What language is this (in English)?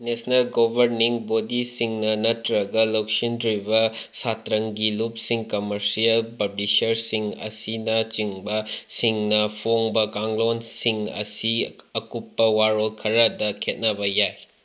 Manipuri